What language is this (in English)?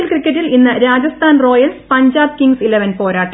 Malayalam